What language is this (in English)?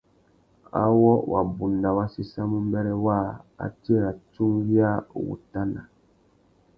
Tuki